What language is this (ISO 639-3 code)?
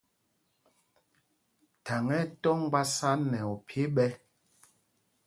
mgg